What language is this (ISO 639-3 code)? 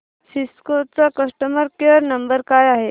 mar